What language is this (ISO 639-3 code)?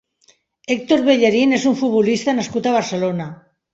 cat